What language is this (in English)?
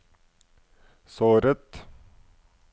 Norwegian